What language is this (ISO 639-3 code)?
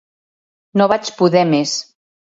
cat